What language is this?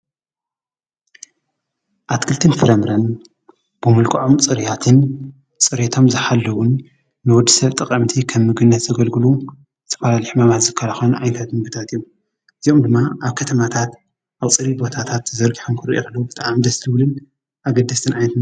Tigrinya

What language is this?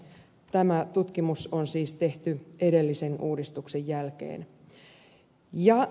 Finnish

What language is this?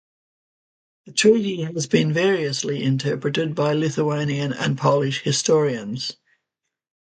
English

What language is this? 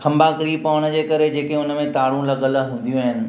Sindhi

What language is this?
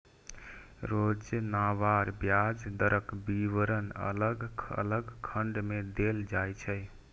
Maithili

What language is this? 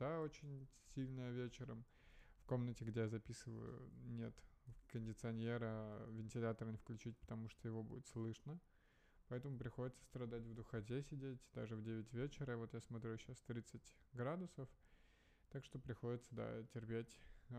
Russian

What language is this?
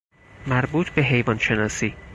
Persian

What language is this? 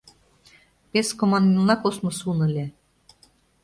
Mari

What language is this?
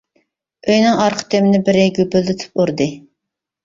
Uyghur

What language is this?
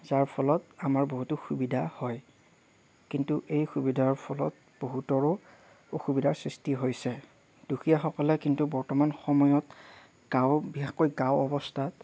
Assamese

